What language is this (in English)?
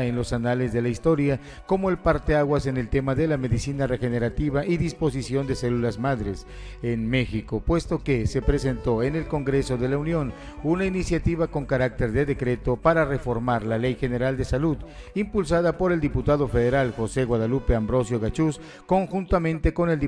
Spanish